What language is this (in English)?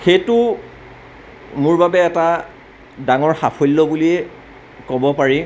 Assamese